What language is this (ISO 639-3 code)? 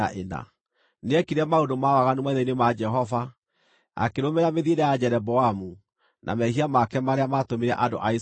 kik